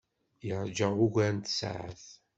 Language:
Kabyle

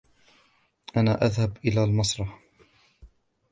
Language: Arabic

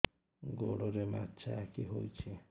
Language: Odia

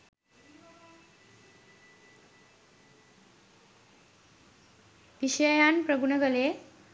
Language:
Sinhala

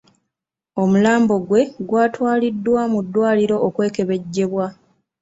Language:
Ganda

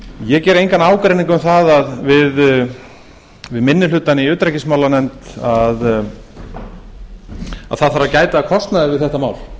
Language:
Icelandic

